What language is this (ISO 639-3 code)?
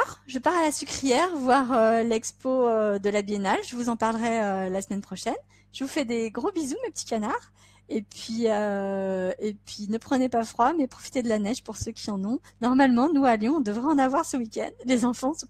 fra